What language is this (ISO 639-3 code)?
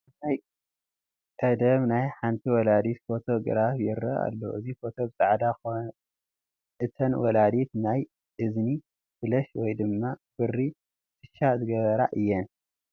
tir